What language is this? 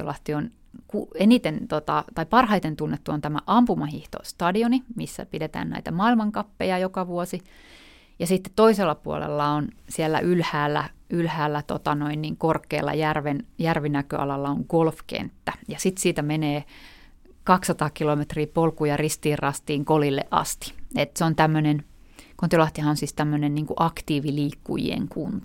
Finnish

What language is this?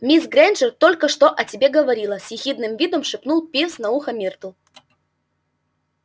Russian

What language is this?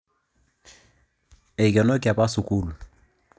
Masai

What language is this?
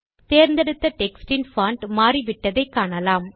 Tamil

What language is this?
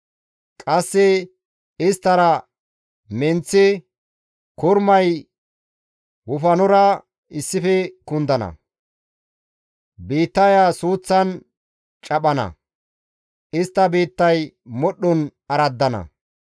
Gamo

